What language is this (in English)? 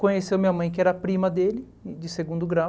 Portuguese